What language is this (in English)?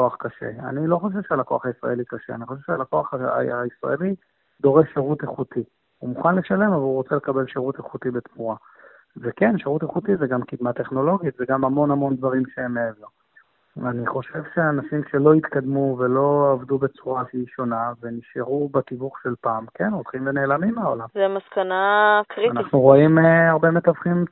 Hebrew